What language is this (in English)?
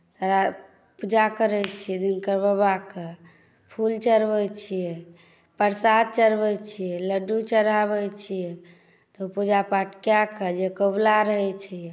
Maithili